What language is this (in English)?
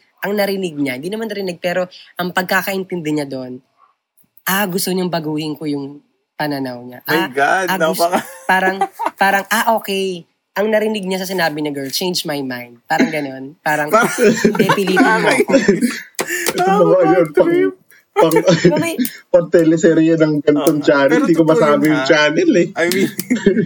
Filipino